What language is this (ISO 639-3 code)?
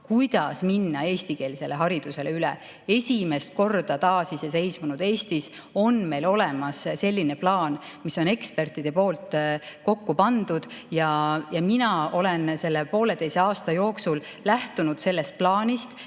est